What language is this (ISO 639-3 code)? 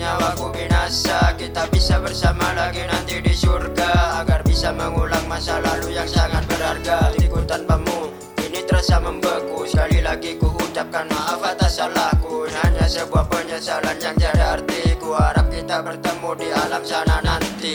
ind